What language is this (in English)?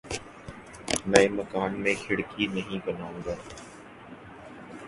Urdu